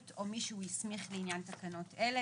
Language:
Hebrew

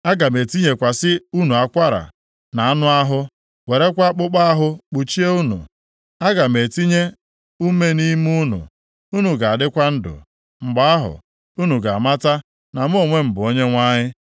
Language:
Igbo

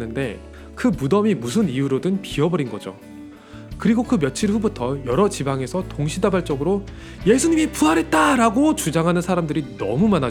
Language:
Korean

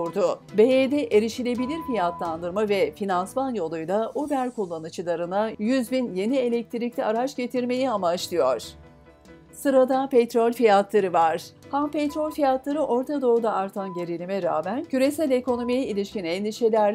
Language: Turkish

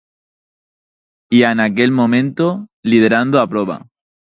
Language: Galician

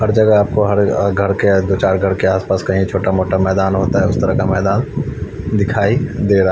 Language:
Hindi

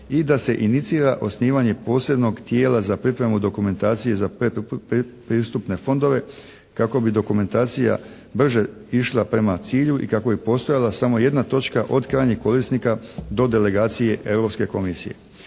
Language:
Croatian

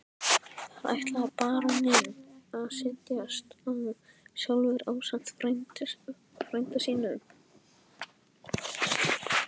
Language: Icelandic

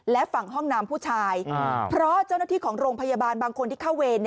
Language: Thai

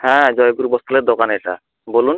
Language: Bangla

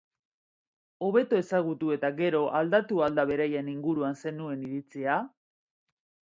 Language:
Basque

